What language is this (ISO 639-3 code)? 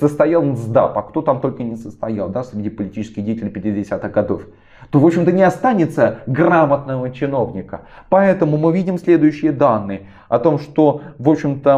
rus